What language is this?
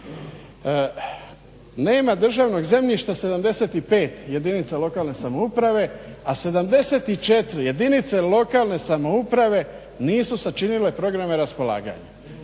Croatian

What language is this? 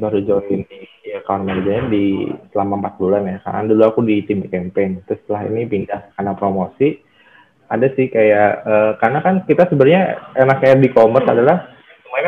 Indonesian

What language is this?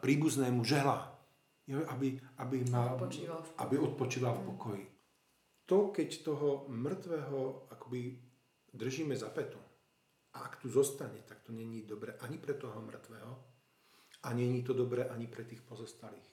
Slovak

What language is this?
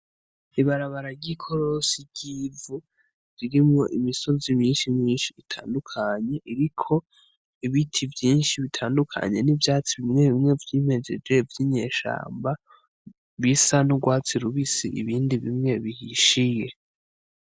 Rundi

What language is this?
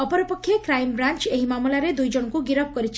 Odia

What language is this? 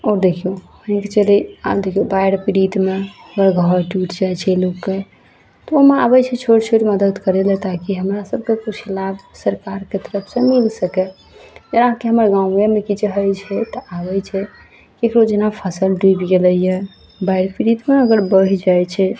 Maithili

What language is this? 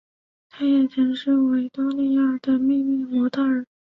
Chinese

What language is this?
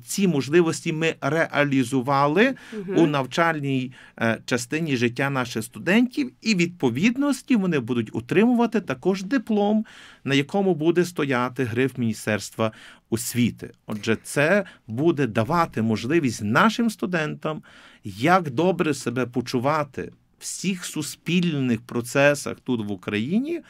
Ukrainian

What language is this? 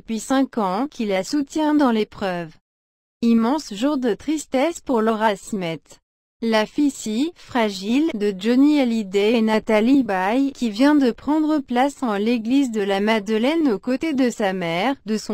French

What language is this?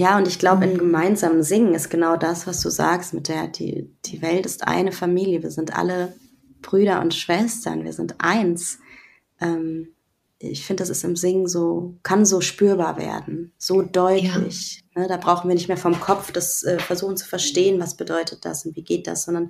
German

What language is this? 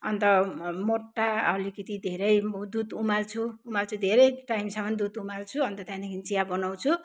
Nepali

